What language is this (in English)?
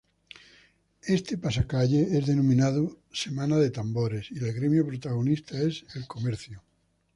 Spanish